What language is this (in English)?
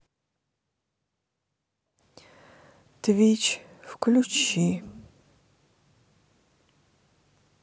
Russian